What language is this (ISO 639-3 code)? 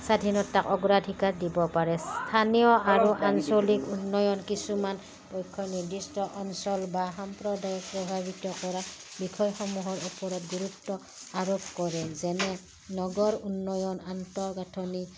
asm